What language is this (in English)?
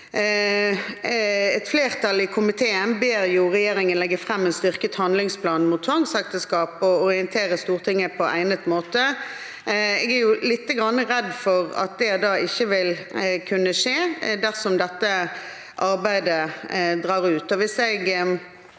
Norwegian